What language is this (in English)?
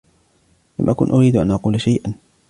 Arabic